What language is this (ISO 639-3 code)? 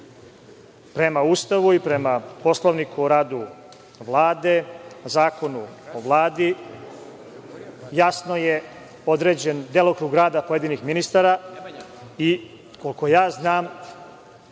srp